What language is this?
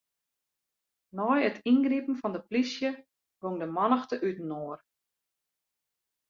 Western Frisian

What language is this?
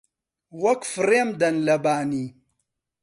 Central Kurdish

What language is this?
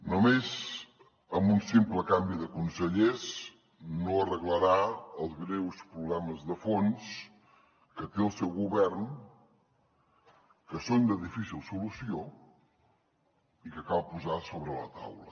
Catalan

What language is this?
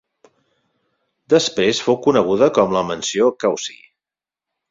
Catalan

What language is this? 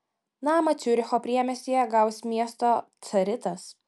Lithuanian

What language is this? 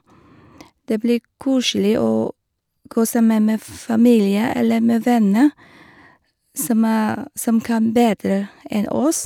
Norwegian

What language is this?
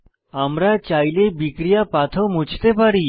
Bangla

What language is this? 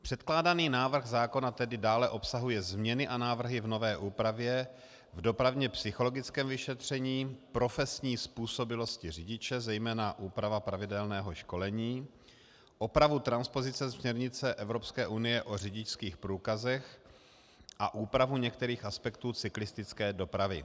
Czech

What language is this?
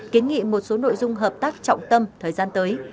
Vietnamese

